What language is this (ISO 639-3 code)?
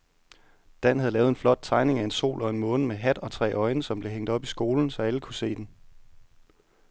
dan